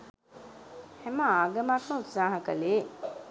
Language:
Sinhala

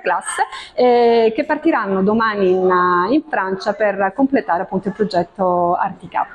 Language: Italian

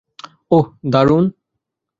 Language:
Bangla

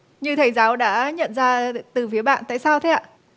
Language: Vietnamese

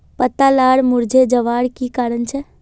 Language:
Magahi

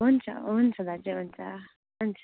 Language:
Nepali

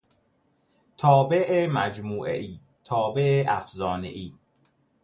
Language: Persian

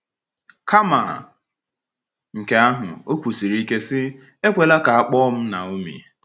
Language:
Igbo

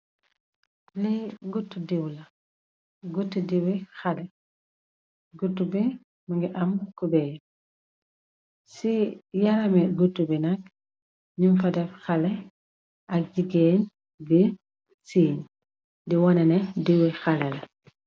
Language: Wolof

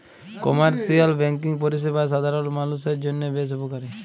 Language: Bangla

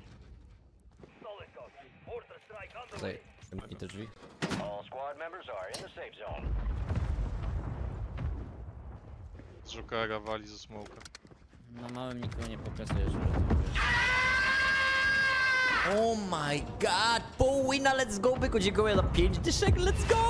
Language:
Polish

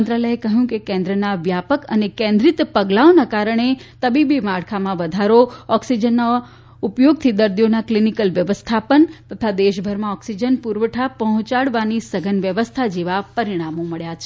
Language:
Gujarati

